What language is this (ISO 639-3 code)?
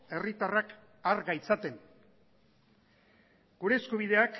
eus